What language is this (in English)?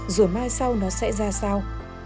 Vietnamese